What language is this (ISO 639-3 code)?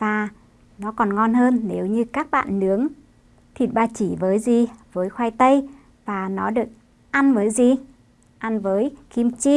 vie